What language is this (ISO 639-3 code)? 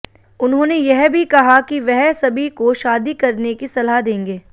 hin